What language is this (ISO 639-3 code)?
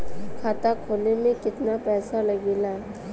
bho